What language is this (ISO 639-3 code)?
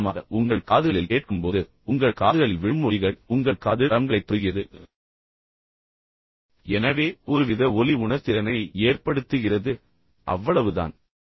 tam